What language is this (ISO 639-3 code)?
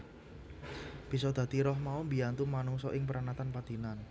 jav